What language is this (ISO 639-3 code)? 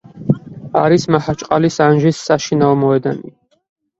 kat